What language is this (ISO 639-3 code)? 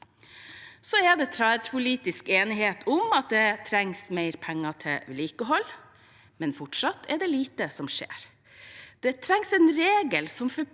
nor